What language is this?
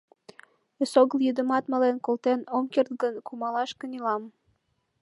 Mari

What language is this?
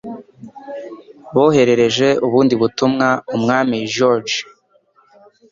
Kinyarwanda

